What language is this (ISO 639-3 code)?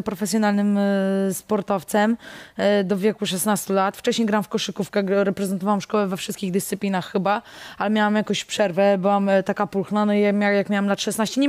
pol